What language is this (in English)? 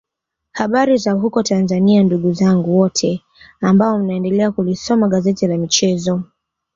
Swahili